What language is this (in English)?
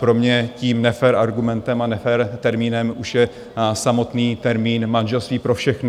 Czech